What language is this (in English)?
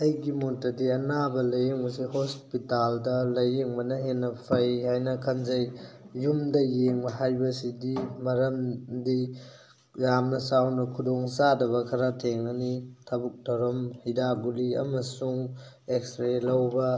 Manipuri